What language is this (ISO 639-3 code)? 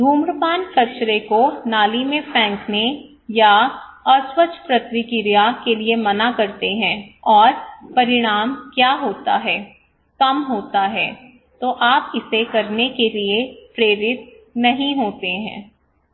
hin